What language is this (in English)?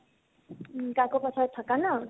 Assamese